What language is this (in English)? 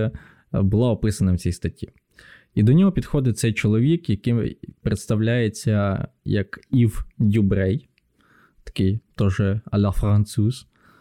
Ukrainian